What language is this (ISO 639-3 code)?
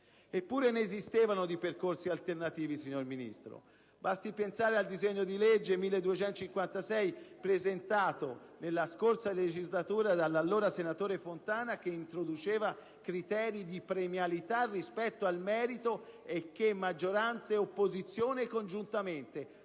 ita